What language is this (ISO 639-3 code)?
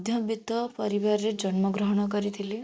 ori